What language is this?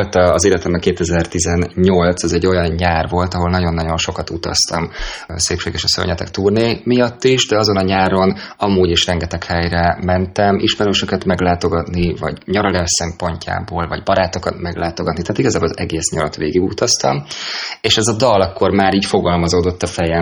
Hungarian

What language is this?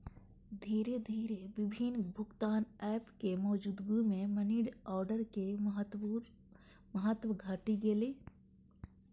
Maithili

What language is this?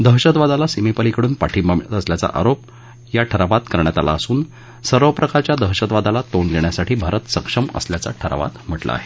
Marathi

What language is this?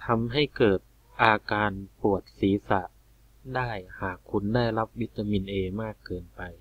Thai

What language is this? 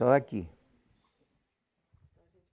Portuguese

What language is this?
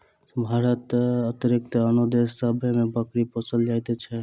Maithili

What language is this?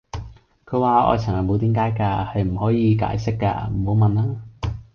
Cantonese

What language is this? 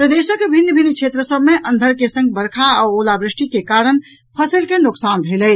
Maithili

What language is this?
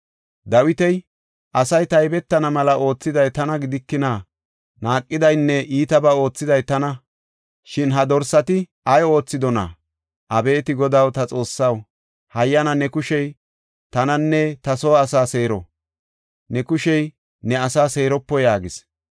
Gofa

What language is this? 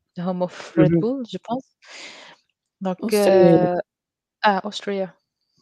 Arabic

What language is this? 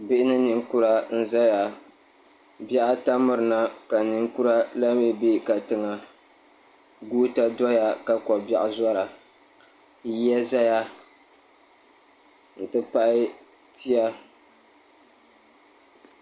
Dagbani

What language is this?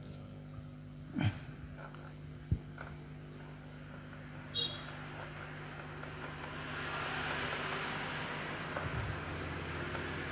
Vietnamese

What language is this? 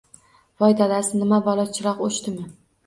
Uzbek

